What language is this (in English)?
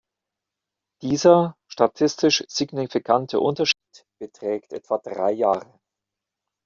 German